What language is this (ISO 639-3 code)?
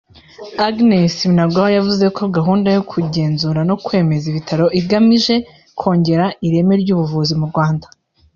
kin